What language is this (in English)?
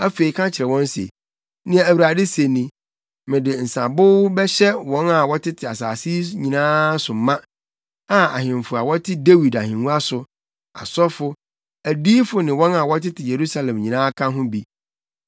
Akan